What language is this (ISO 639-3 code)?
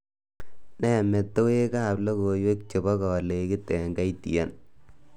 kln